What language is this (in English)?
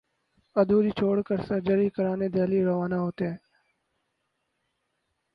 Urdu